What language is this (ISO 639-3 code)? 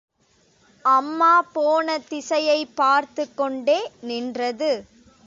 tam